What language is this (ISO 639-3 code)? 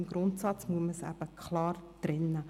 gsw